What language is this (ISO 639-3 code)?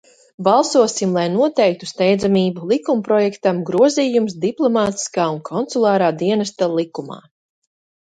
lav